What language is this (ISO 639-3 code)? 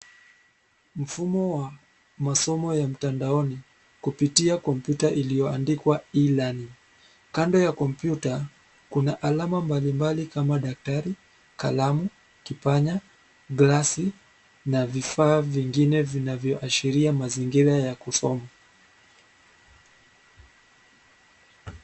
swa